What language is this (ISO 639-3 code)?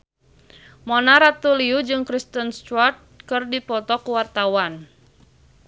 sun